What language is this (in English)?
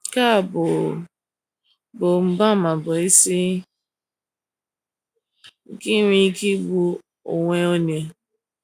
Igbo